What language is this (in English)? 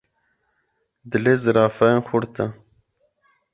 Kurdish